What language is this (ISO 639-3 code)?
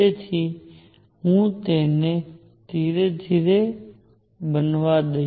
guj